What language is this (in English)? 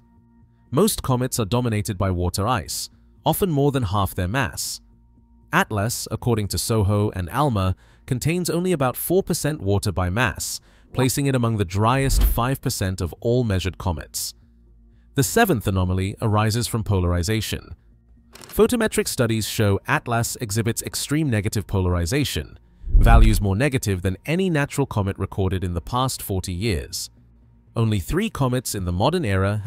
English